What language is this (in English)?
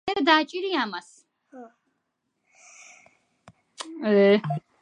Georgian